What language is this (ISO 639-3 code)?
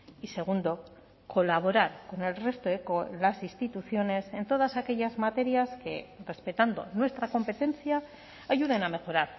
spa